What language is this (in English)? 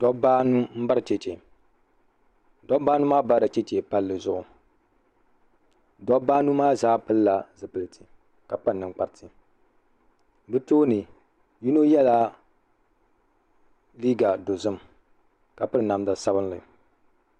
Dagbani